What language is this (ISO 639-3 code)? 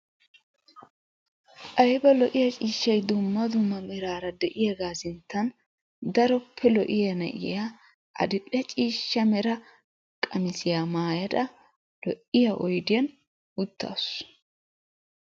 wal